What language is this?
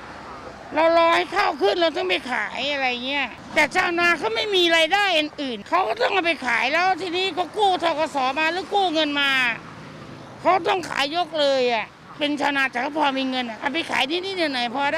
Thai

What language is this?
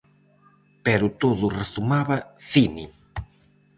Galician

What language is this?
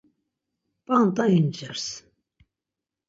Laz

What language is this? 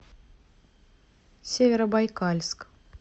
Russian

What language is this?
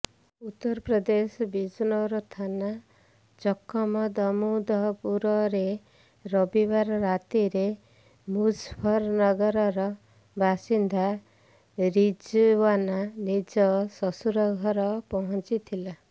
Odia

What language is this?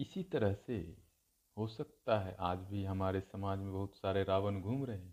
Hindi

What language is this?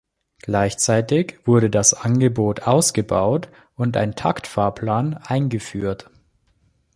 German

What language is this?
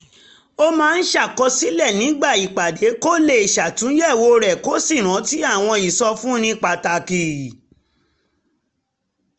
Yoruba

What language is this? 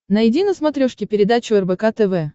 Russian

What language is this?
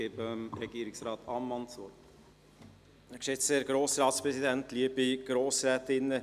Swiss German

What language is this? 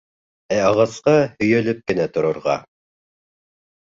Bashkir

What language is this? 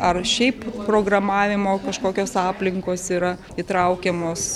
Lithuanian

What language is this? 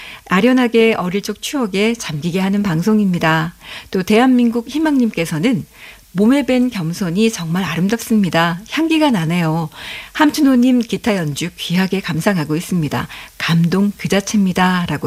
Korean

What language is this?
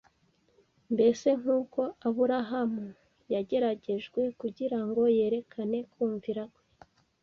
Kinyarwanda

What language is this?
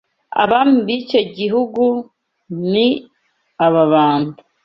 Kinyarwanda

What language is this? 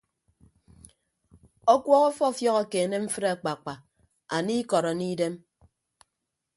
Ibibio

